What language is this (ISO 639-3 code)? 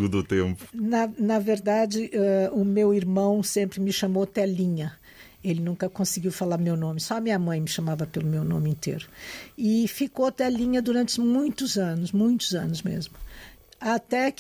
por